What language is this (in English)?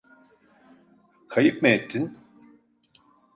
Turkish